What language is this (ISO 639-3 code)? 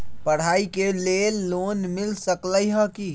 mag